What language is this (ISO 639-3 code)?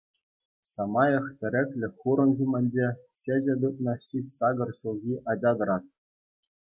chv